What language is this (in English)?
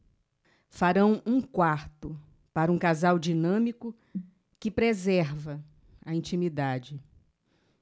Portuguese